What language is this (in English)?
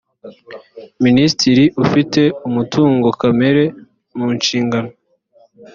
Kinyarwanda